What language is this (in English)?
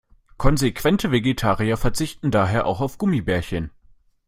German